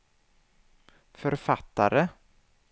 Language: Swedish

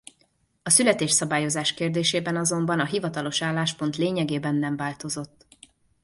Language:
Hungarian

